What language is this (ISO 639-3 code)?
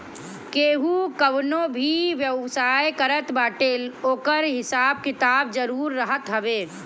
bho